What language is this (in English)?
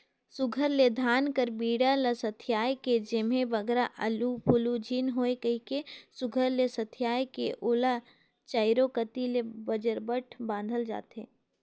Chhattisgarhi